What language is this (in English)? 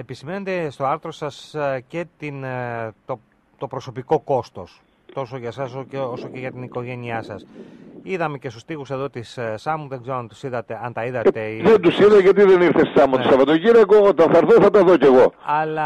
Greek